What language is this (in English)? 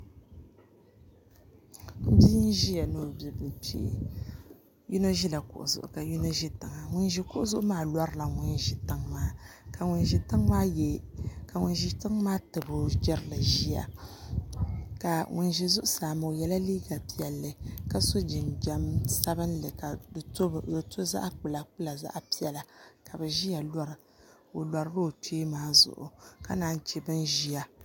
Dagbani